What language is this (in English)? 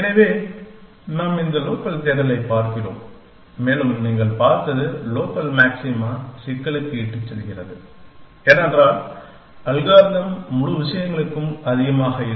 Tamil